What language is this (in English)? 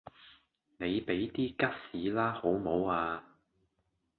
Cantonese